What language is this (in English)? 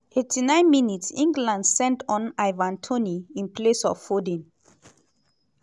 Nigerian Pidgin